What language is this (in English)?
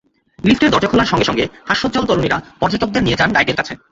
Bangla